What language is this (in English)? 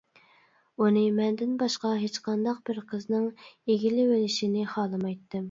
Uyghur